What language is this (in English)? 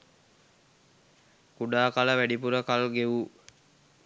Sinhala